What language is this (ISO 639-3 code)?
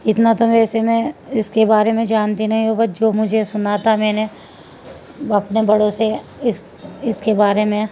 urd